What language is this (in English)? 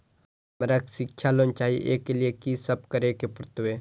Maithili